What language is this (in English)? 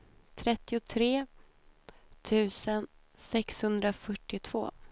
Swedish